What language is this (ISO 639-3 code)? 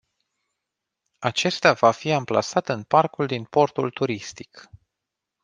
ron